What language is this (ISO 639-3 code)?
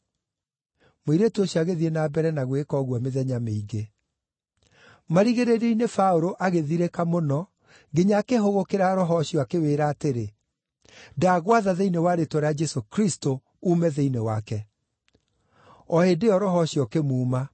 kik